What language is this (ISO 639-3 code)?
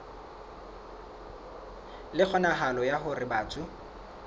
sot